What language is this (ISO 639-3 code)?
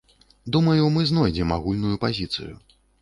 bel